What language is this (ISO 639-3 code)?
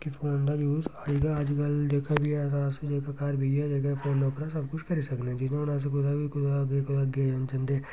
doi